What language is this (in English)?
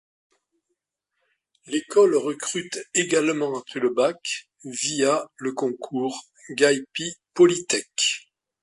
French